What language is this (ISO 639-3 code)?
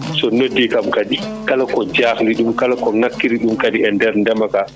ful